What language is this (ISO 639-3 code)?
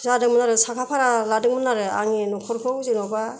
brx